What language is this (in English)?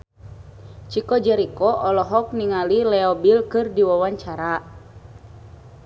Sundanese